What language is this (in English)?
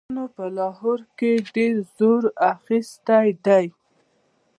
Pashto